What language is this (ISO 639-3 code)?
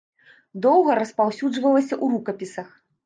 bel